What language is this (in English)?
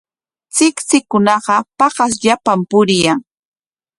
Corongo Ancash Quechua